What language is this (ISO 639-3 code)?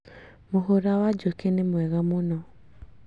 kik